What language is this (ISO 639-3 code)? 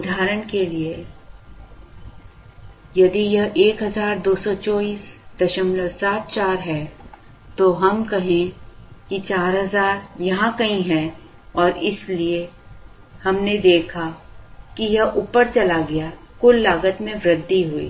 hin